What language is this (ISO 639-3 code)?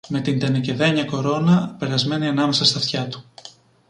ell